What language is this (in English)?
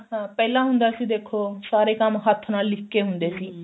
Punjabi